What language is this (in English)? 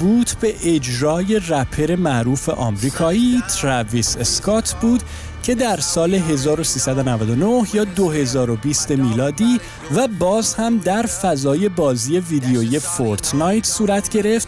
Persian